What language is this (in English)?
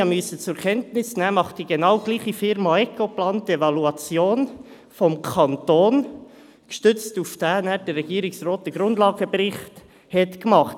Swiss German